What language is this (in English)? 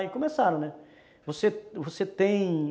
Portuguese